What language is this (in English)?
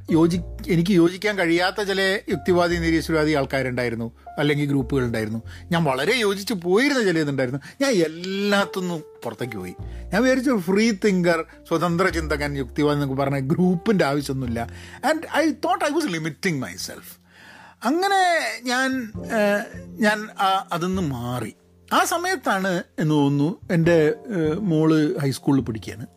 Malayalam